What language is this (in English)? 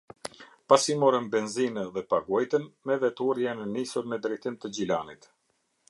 Albanian